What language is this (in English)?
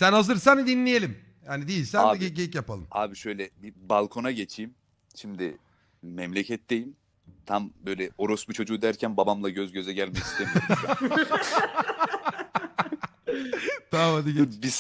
Turkish